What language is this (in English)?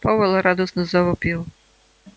Russian